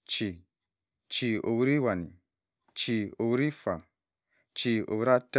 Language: Cross River Mbembe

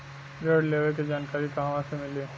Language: Bhojpuri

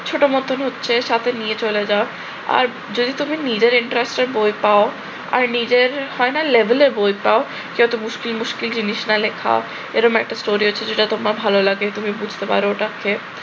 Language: Bangla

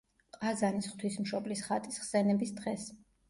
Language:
Georgian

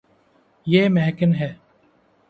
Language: Urdu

